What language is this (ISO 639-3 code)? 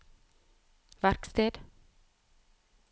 nor